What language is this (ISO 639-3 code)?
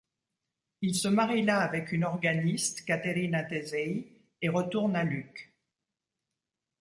fra